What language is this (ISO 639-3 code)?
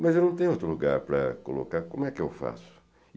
por